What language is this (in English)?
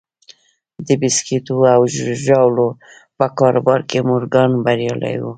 Pashto